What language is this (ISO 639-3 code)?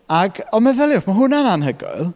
cym